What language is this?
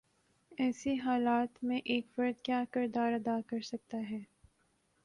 Urdu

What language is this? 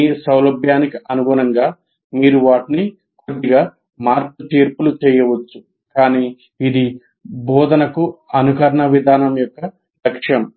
Telugu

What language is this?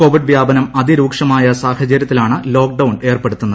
Malayalam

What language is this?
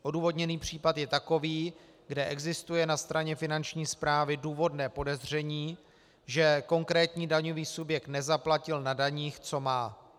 Czech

